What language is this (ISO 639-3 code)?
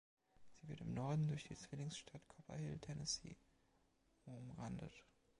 deu